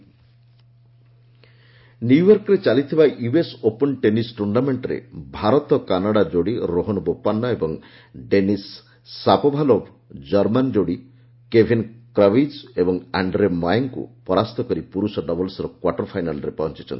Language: Odia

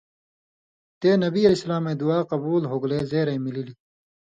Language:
Indus Kohistani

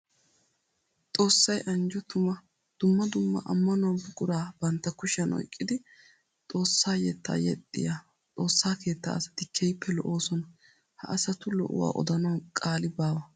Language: Wolaytta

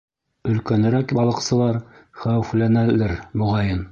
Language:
Bashkir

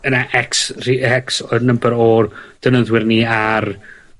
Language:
Welsh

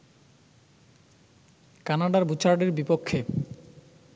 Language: Bangla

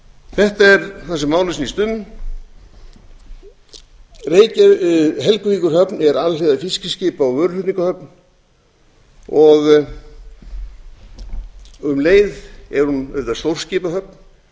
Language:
Icelandic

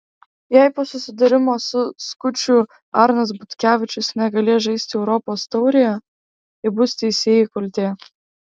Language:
Lithuanian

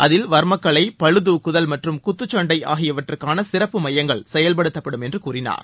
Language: Tamil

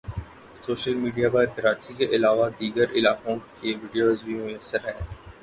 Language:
Urdu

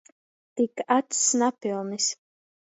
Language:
Latgalian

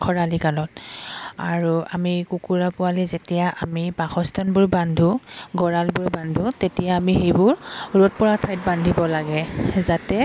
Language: Assamese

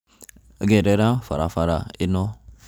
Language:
Kikuyu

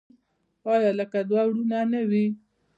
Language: Pashto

